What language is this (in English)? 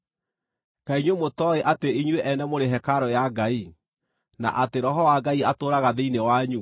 Kikuyu